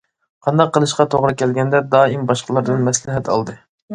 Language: Uyghur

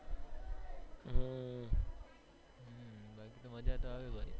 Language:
Gujarati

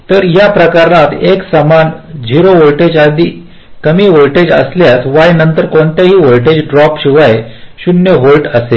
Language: Marathi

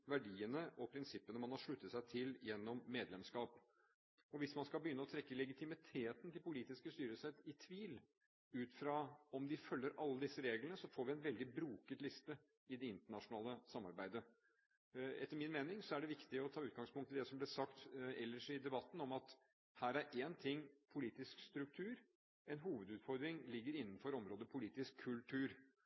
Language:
Norwegian Bokmål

